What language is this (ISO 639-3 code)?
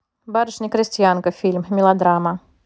rus